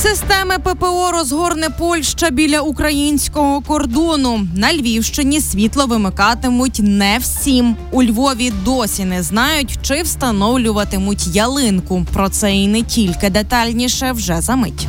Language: Ukrainian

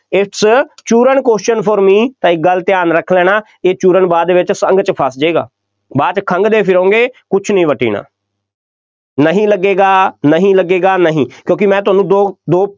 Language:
Punjabi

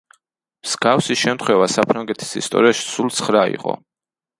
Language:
Georgian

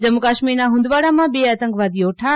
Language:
Gujarati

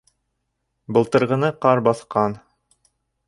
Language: Bashkir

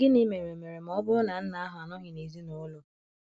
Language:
Igbo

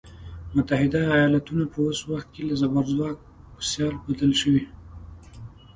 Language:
Pashto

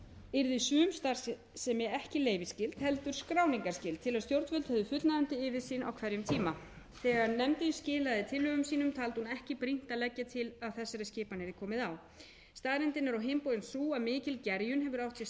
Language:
Icelandic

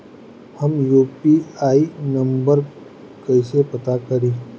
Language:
Bhojpuri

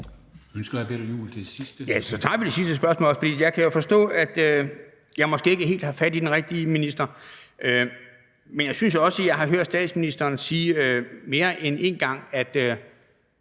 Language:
Danish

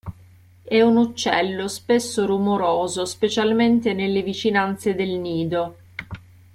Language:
Italian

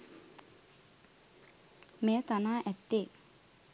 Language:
Sinhala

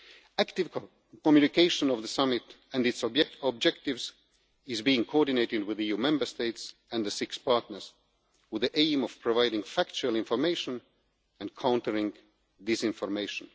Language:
English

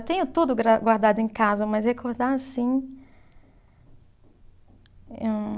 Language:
Portuguese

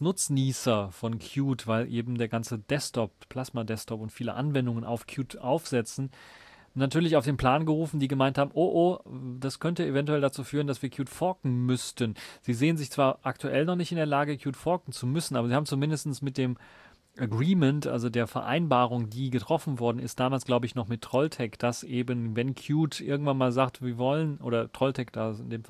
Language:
German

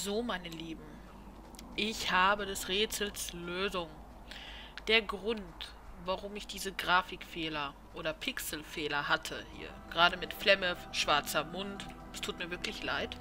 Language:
German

